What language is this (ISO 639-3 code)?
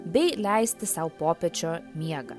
lit